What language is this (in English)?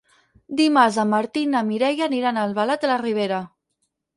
Catalan